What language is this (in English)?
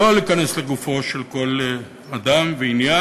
Hebrew